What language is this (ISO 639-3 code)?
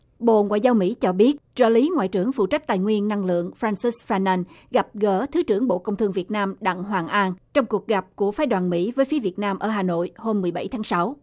vie